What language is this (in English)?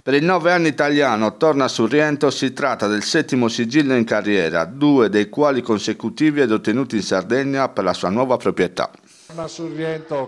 Italian